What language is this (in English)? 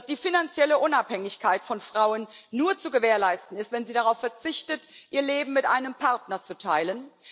German